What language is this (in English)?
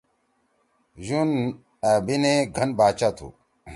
Torwali